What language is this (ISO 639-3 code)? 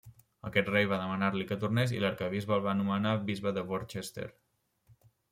cat